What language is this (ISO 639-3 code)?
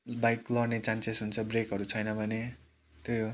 nep